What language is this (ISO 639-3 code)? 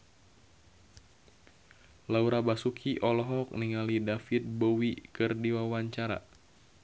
sun